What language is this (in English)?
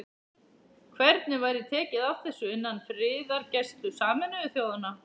Icelandic